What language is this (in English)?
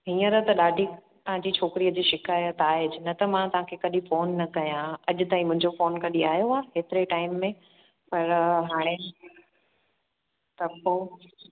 Sindhi